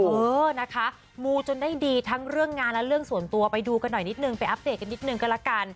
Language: Thai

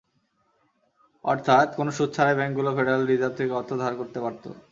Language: Bangla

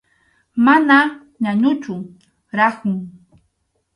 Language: Arequipa-La Unión Quechua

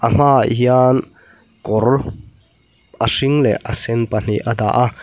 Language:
Mizo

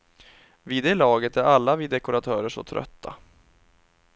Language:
Swedish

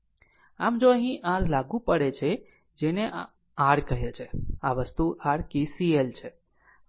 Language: Gujarati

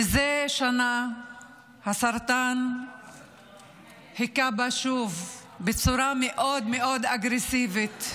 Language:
Hebrew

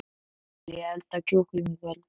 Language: Icelandic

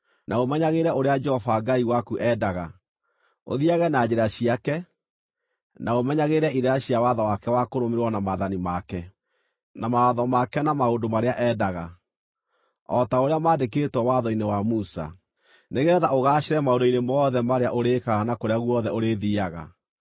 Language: Kikuyu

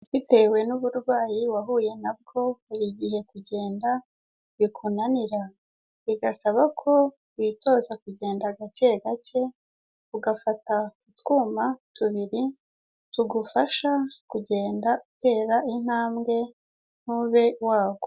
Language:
Kinyarwanda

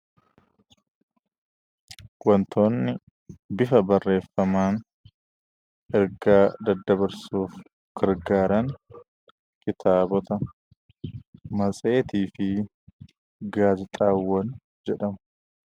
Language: Oromo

